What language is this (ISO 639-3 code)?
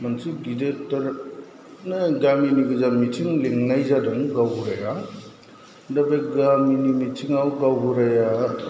brx